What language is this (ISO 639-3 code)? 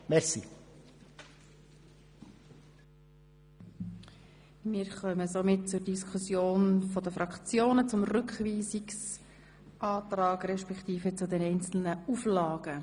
gsw